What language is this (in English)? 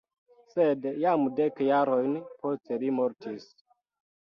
Esperanto